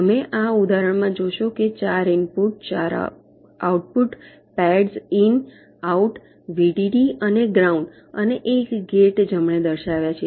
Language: Gujarati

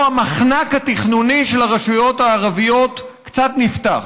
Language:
Hebrew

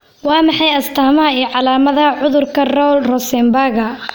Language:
Somali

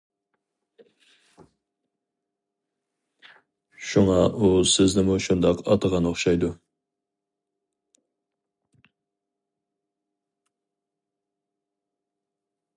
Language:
Uyghur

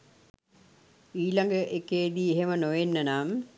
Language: Sinhala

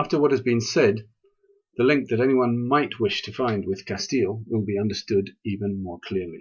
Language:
English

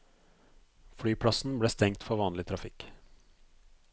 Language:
Norwegian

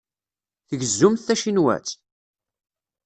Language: Kabyle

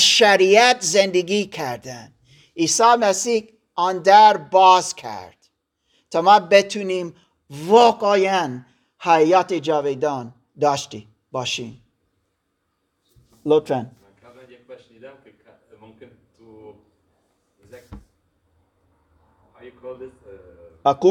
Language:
Persian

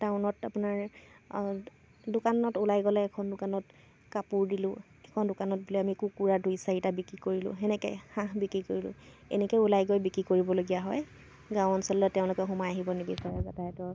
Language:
Assamese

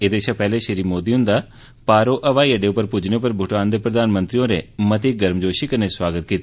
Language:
Dogri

